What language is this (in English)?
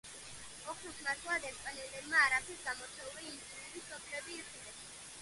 Georgian